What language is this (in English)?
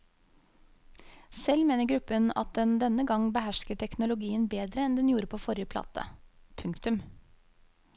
Norwegian